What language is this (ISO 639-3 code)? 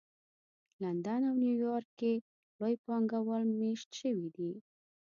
pus